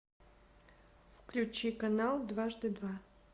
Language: Russian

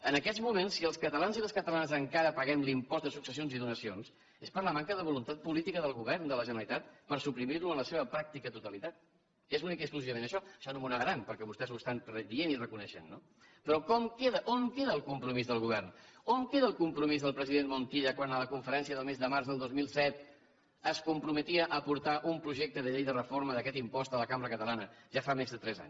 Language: Catalan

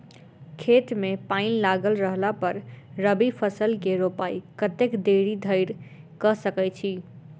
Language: Maithili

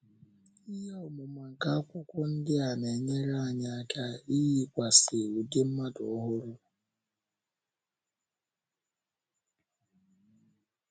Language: Igbo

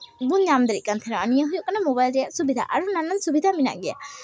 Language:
Santali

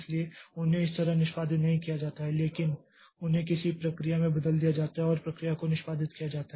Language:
Hindi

